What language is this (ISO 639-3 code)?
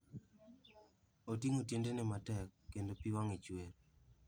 luo